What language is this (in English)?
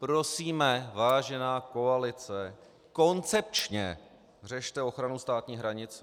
Czech